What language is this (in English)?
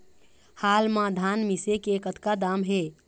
Chhattisgarhi